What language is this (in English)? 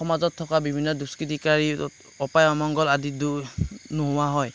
Assamese